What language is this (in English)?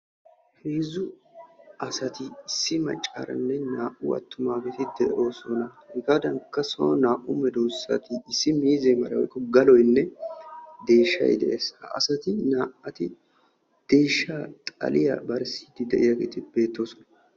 Wolaytta